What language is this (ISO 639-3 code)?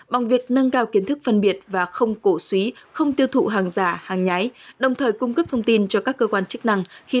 vie